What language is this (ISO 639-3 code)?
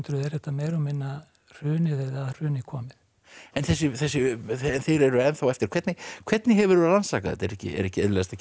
isl